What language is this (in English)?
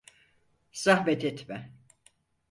Turkish